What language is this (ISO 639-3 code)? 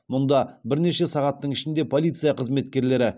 kaz